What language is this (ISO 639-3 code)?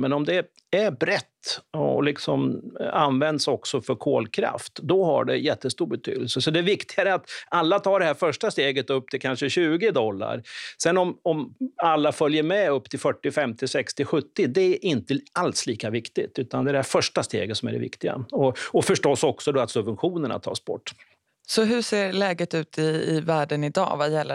swe